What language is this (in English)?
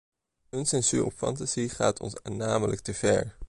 Dutch